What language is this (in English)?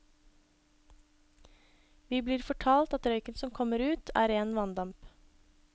Norwegian